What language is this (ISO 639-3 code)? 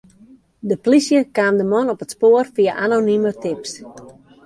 fry